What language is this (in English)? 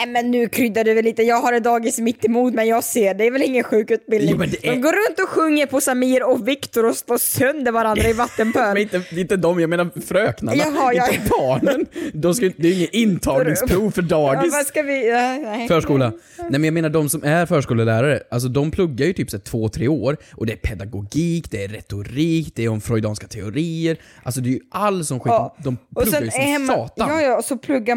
Swedish